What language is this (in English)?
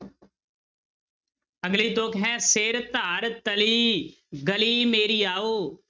Punjabi